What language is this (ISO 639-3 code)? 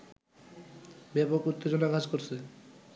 ben